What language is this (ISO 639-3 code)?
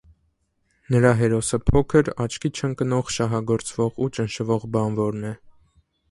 hye